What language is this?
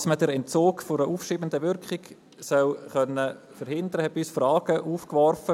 Swiss German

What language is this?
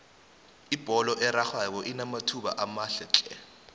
South Ndebele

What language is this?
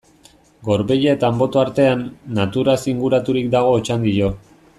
Basque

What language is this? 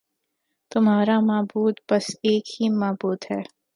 Urdu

